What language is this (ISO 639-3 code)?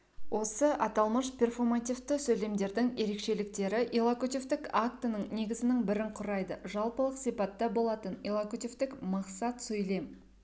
kaz